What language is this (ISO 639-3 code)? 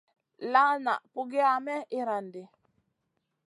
mcn